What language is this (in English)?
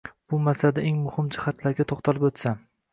Uzbek